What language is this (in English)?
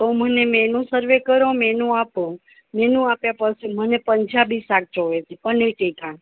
Gujarati